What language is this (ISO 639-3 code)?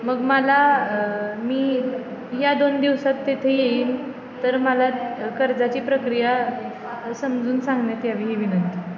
mar